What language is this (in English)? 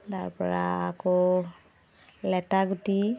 Assamese